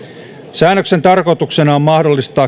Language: Finnish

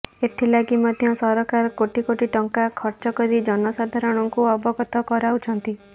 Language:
Odia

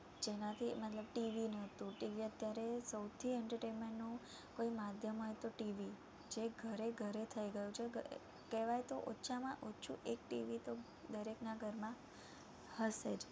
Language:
Gujarati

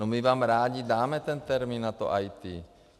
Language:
Czech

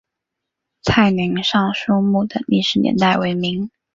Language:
Chinese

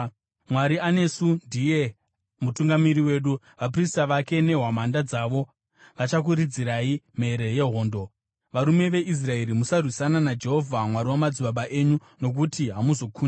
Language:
Shona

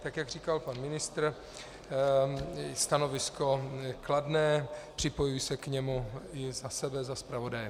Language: Czech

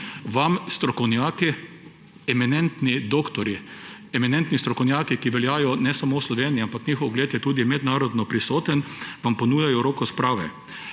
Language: Slovenian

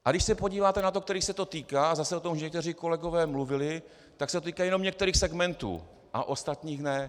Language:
Czech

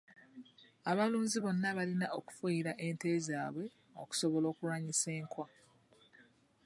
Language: Ganda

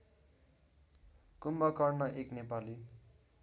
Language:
Nepali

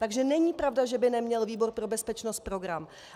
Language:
Czech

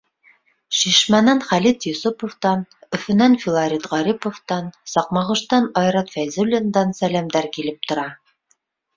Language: Bashkir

